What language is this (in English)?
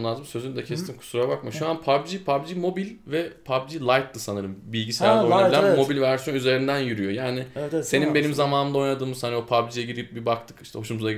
Turkish